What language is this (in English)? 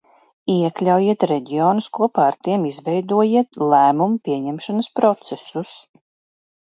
Latvian